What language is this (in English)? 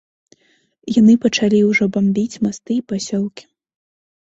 Belarusian